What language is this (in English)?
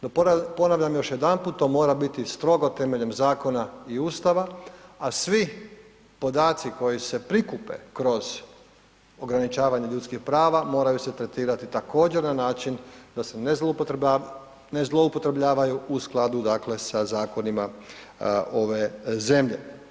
Croatian